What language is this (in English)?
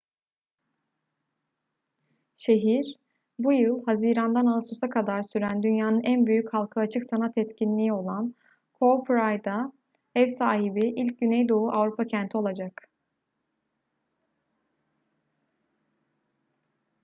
Turkish